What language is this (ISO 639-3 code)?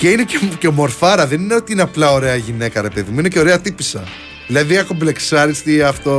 ell